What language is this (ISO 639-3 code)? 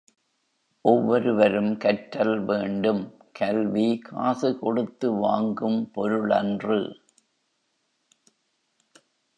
tam